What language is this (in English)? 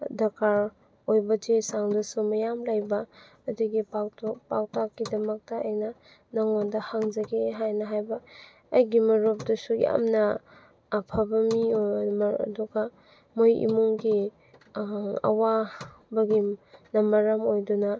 Manipuri